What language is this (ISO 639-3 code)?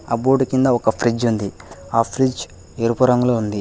tel